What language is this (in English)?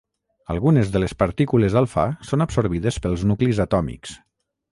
Catalan